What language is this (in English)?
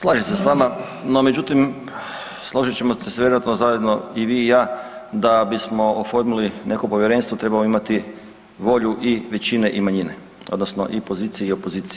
Croatian